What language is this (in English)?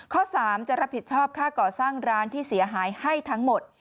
Thai